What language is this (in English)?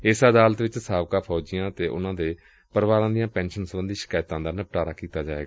Punjabi